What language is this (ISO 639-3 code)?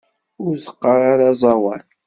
kab